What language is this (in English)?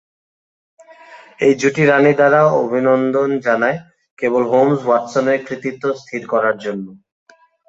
Bangla